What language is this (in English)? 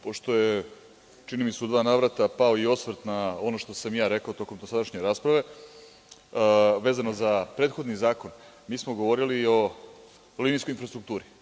Serbian